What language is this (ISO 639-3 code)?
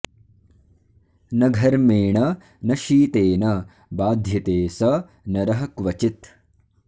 san